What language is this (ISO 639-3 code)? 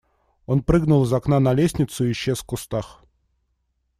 rus